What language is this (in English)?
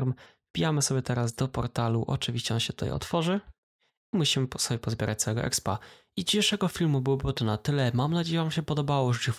Polish